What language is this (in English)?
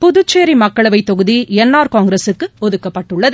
Tamil